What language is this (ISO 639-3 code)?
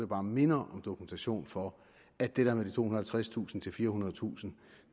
dan